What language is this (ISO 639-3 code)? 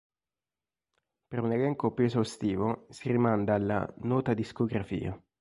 ita